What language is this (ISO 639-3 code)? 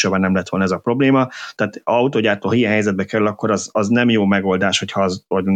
hun